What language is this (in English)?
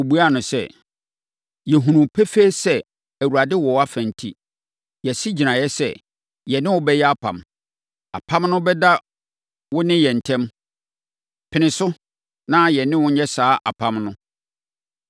Akan